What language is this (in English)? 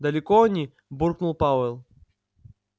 Russian